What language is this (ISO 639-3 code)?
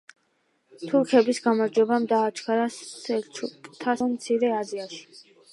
kat